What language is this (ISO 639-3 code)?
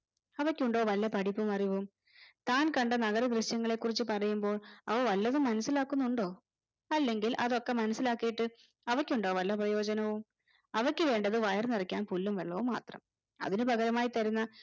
mal